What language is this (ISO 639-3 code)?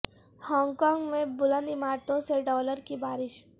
urd